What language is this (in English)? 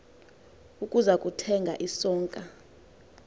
Xhosa